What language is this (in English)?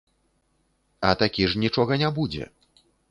Belarusian